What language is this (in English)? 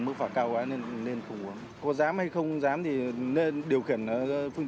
Vietnamese